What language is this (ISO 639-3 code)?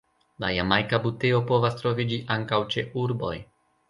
epo